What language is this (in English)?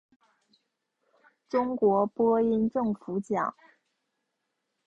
Chinese